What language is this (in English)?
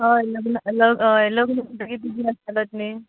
Konkani